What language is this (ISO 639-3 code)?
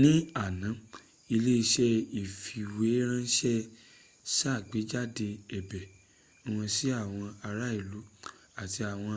yor